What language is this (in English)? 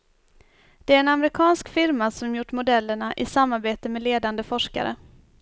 Swedish